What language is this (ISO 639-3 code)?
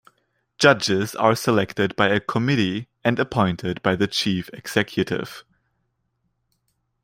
eng